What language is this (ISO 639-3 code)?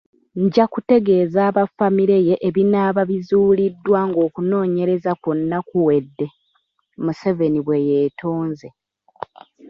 lug